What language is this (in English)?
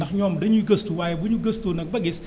Wolof